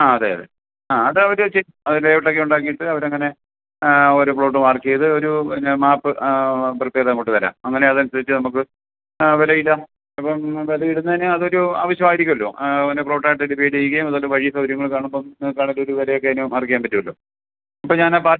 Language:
Malayalam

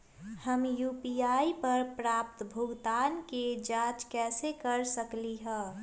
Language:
Magahi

